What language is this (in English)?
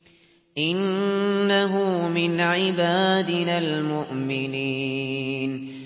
Arabic